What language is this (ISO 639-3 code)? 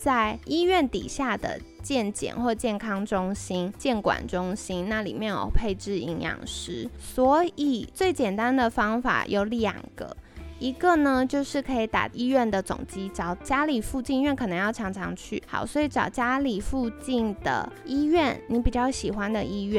zho